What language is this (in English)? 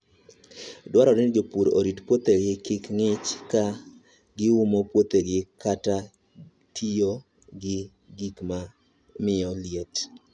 Luo (Kenya and Tanzania)